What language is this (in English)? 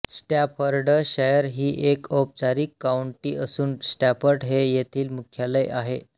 Marathi